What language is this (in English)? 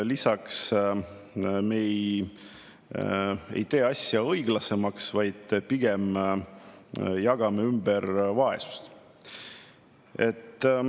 Estonian